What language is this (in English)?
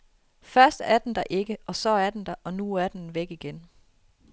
Danish